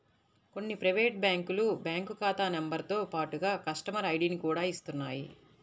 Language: Telugu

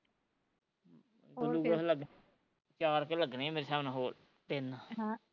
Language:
Punjabi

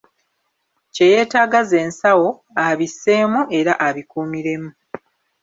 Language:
Ganda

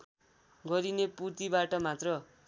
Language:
Nepali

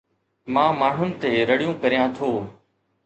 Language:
Sindhi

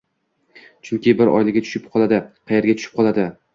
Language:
Uzbek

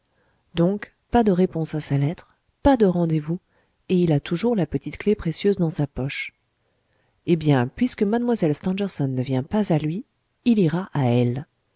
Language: French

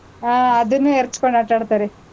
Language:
Kannada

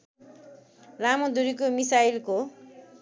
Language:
Nepali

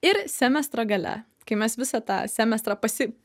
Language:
Lithuanian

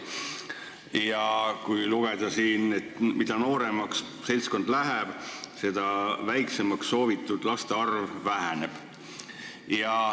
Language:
Estonian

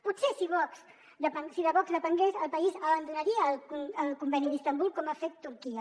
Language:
Catalan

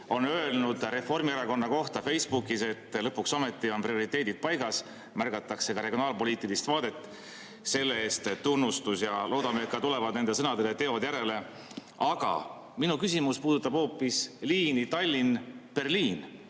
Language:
Estonian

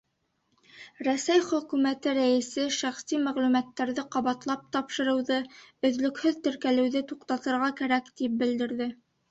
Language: Bashkir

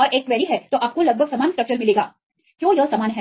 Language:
Hindi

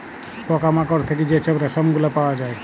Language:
Bangla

